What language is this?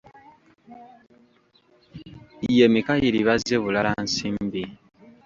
Ganda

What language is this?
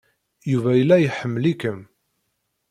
Kabyle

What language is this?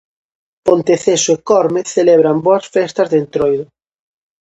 Galician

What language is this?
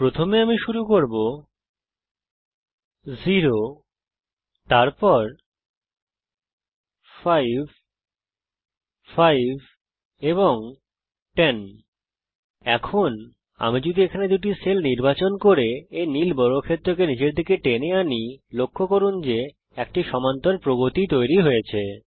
Bangla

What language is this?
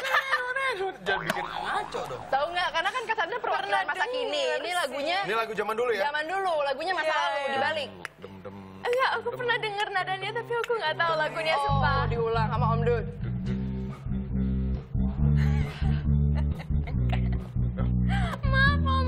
Indonesian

